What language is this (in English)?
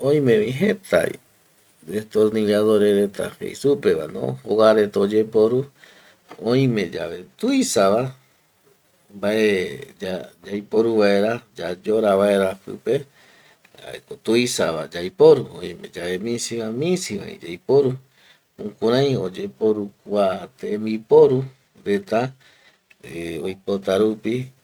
Eastern Bolivian Guaraní